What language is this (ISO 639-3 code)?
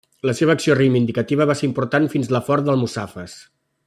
cat